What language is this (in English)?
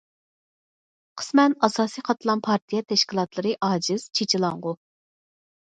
Uyghur